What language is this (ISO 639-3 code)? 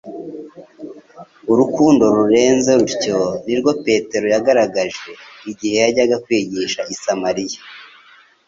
kin